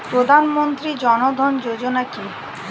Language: Bangla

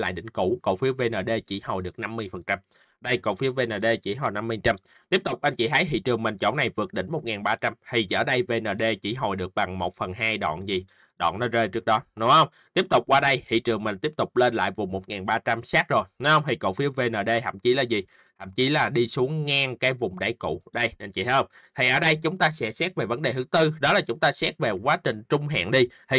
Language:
Vietnamese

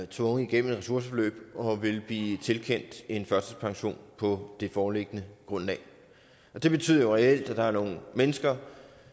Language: Danish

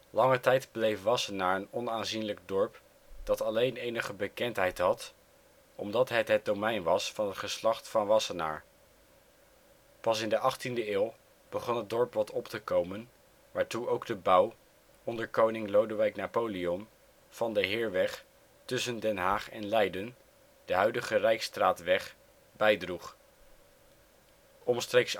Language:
Dutch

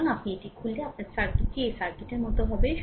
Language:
Bangla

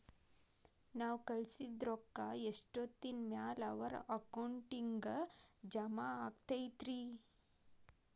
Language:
Kannada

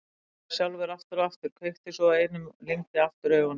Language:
Icelandic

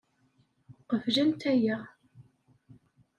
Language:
Kabyle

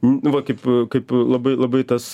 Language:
Lithuanian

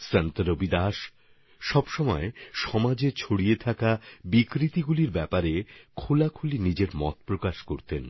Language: Bangla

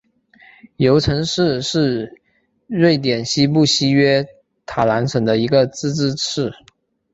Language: Chinese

